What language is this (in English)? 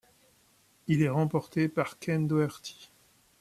French